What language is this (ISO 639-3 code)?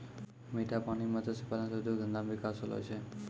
mai